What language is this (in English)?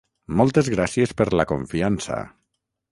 Catalan